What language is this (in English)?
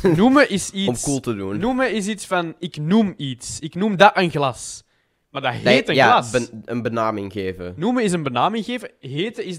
Dutch